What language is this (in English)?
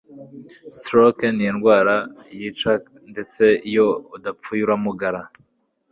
Kinyarwanda